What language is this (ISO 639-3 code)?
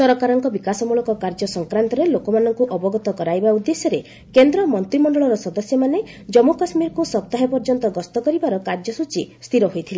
ori